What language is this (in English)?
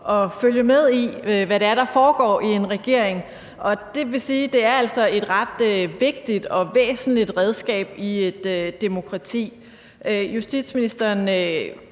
Danish